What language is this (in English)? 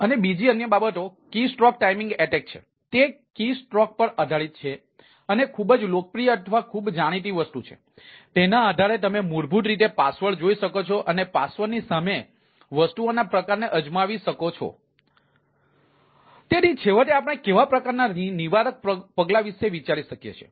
Gujarati